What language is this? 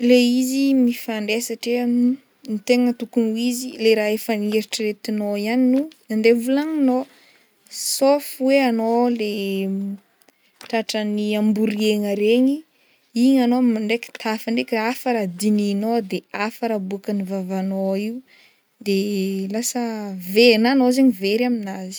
Northern Betsimisaraka Malagasy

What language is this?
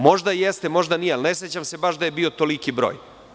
Serbian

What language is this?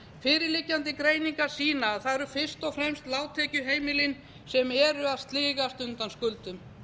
Icelandic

